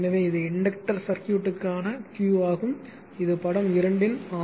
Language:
Tamil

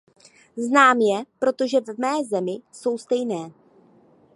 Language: Czech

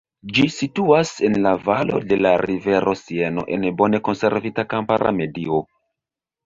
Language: Esperanto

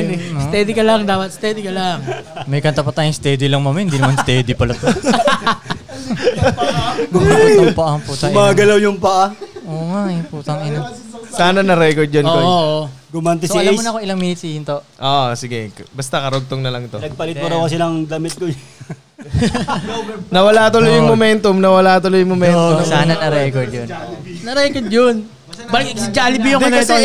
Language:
Filipino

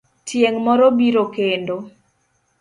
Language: Luo (Kenya and Tanzania)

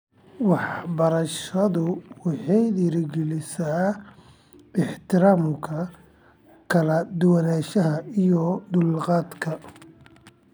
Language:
Somali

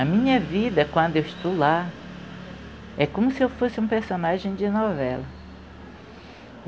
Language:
Portuguese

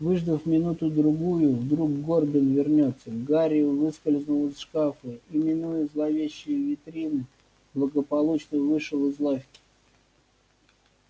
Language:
Russian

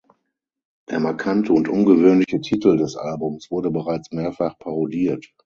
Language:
German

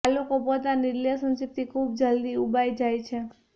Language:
Gujarati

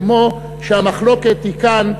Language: Hebrew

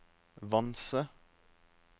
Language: Norwegian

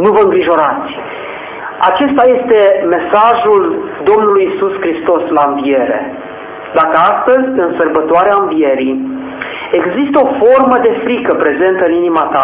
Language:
Romanian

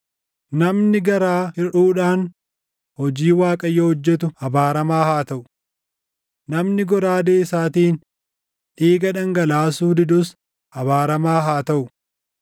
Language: Oromo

